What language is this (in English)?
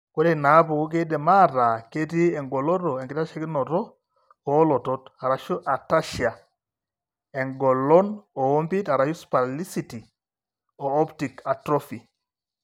Masai